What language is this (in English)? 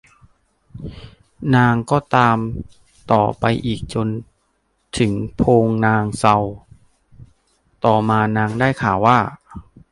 Thai